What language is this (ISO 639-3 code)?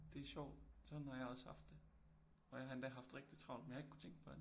dan